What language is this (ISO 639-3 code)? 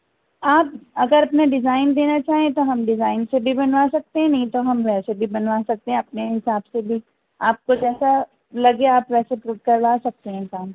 urd